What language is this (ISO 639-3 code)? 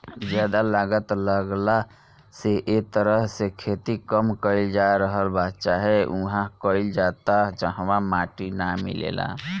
bho